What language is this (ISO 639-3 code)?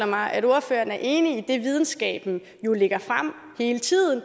dan